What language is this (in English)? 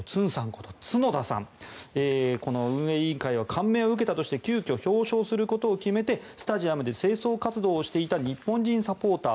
Japanese